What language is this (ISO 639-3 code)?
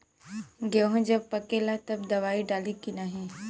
bho